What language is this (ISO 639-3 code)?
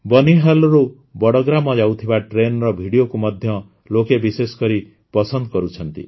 ori